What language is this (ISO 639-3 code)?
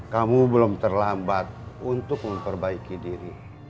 ind